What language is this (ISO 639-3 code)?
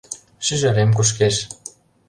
chm